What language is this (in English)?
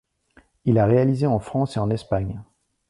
French